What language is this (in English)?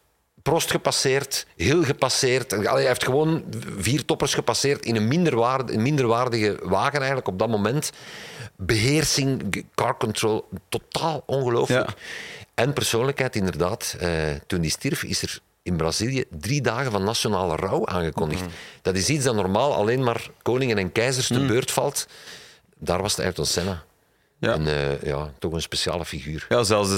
Dutch